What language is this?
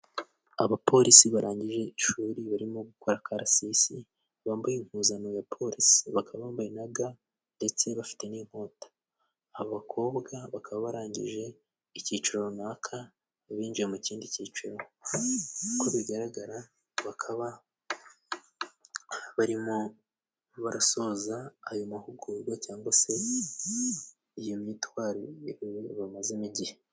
Kinyarwanda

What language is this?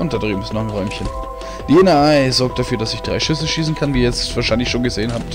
German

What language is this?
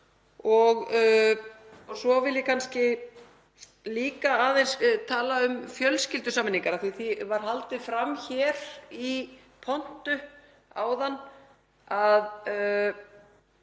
Icelandic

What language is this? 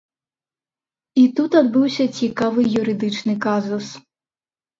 Belarusian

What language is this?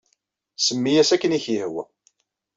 Kabyle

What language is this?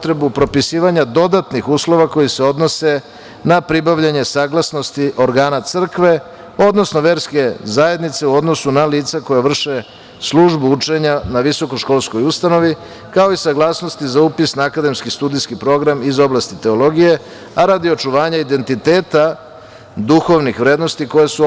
Serbian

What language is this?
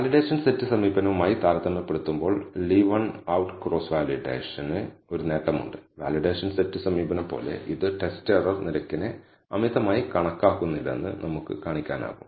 Malayalam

